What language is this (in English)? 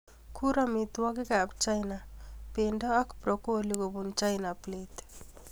Kalenjin